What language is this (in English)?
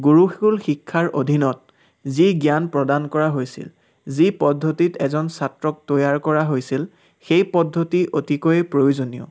Assamese